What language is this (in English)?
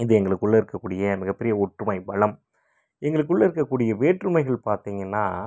Tamil